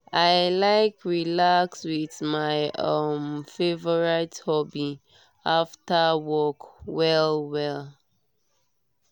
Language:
Nigerian Pidgin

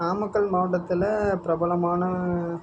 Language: Tamil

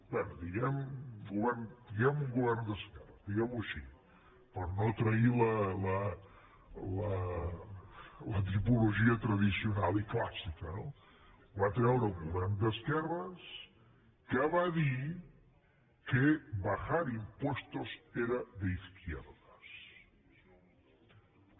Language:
Catalan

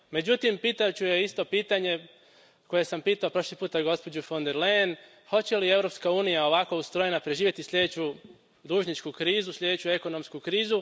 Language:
Croatian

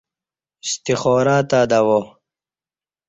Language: Kati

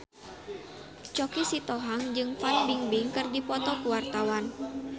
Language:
Sundanese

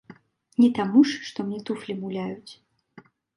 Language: Belarusian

